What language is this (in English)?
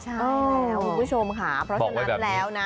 Thai